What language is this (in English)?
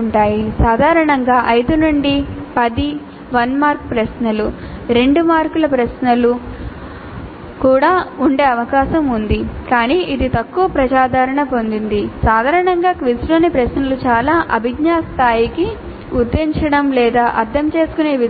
Telugu